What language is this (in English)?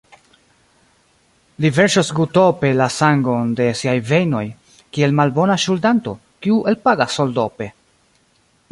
Esperanto